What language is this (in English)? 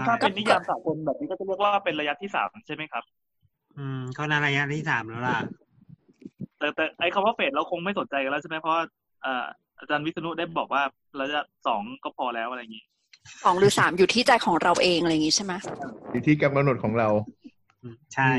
Thai